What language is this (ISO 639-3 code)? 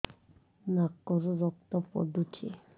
ori